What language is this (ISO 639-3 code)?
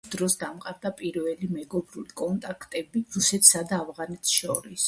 kat